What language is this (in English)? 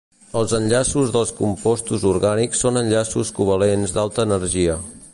Catalan